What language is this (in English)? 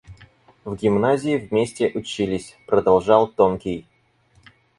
Russian